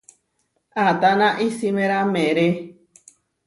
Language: Huarijio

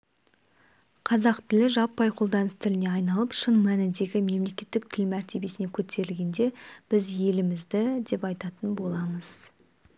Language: Kazakh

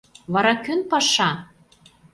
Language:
Mari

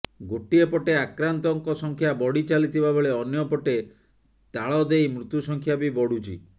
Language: Odia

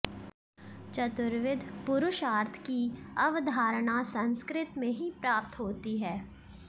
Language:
Sanskrit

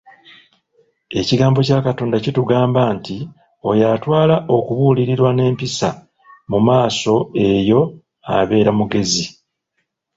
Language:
Ganda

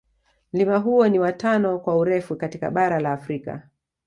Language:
Swahili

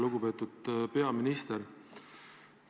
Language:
Estonian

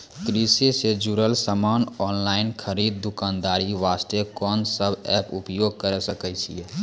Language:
Maithili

